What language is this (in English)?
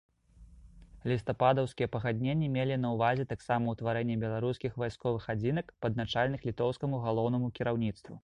Belarusian